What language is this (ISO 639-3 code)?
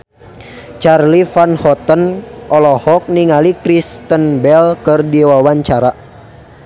sun